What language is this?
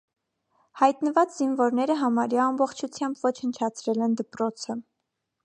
Armenian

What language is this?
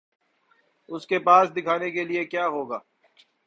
Urdu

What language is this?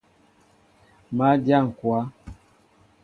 Mbo (Cameroon)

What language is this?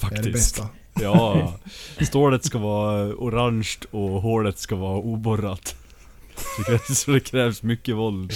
Swedish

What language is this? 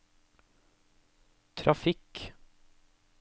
Norwegian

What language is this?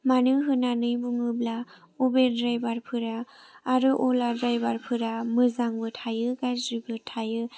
Bodo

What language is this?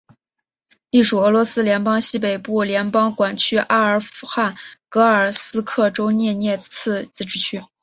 Chinese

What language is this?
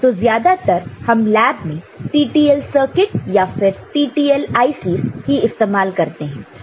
Hindi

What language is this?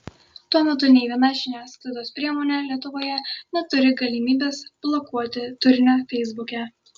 Lithuanian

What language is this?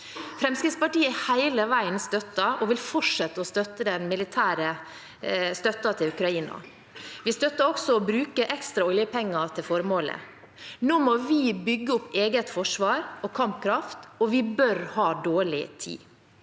Norwegian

